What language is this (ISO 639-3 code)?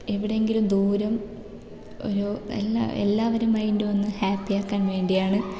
mal